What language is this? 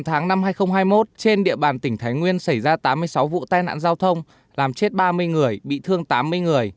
Vietnamese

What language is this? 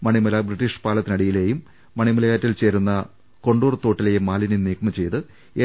Malayalam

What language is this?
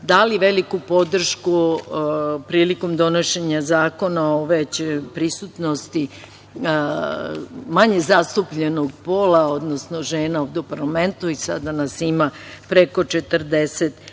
Serbian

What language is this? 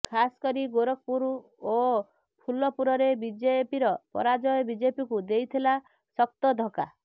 Odia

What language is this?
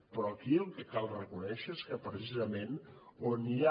Catalan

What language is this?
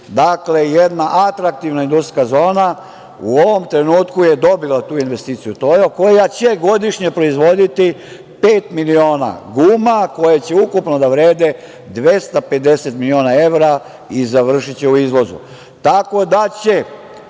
Serbian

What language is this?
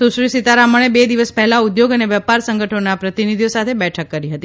Gujarati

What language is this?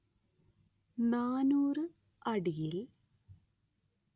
Malayalam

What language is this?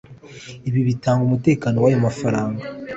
Kinyarwanda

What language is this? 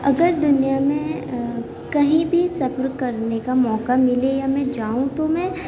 Urdu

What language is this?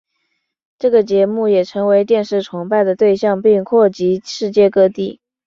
Chinese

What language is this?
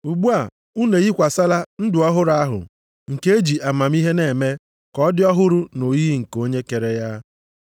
Igbo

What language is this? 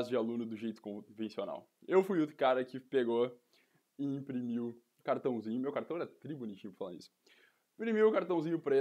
Portuguese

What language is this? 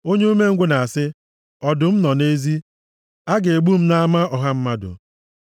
Igbo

